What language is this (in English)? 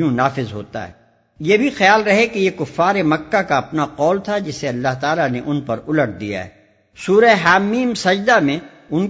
Urdu